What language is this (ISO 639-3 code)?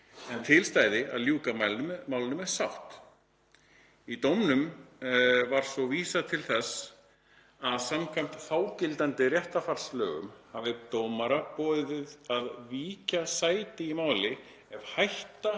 isl